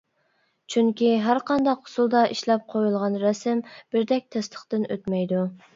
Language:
Uyghur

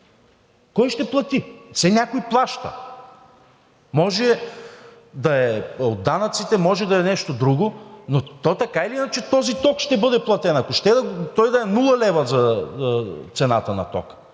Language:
Bulgarian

